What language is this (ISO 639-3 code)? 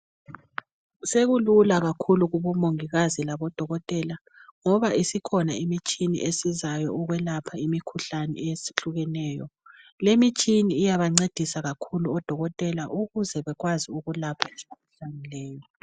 nde